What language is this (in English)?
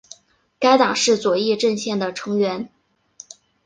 Chinese